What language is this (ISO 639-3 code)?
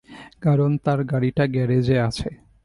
ben